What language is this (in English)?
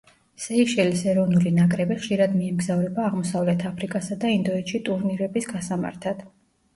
Georgian